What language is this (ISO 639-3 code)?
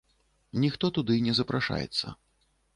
bel